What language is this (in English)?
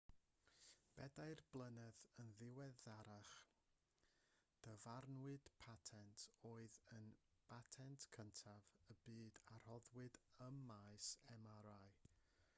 Welsh